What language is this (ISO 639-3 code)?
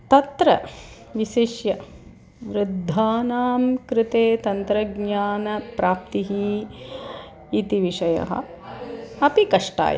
san